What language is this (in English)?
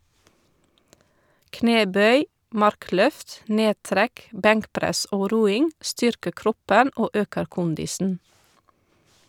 Norwegian